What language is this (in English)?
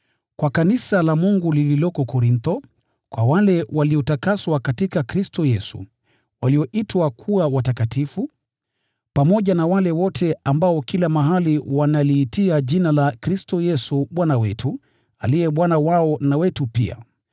Swahili